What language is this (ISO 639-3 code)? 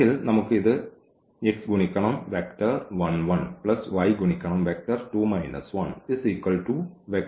mal